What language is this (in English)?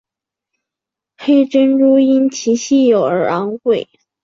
Chinese